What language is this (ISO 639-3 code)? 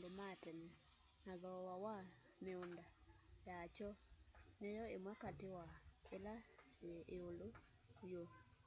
kam